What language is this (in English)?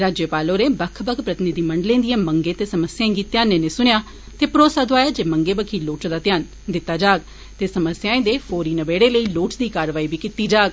Dogri